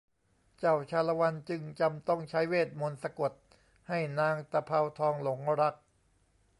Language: Thai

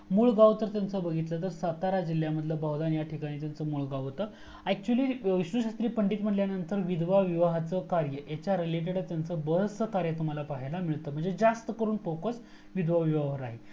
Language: Marathi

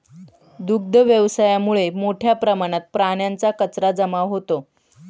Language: Marathi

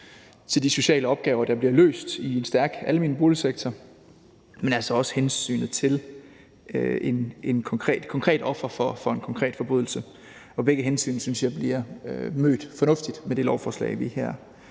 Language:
Danish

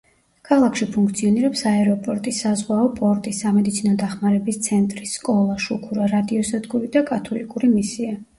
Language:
Georgian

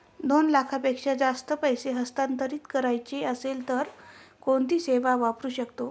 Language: Marathi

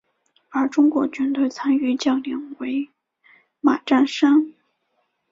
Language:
Chinese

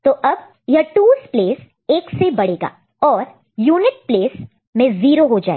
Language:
Hindi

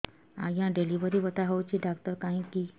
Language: Odia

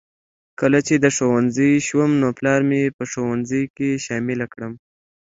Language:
Pashto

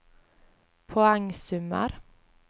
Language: Norwegian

